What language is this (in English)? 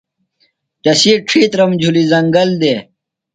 Phalura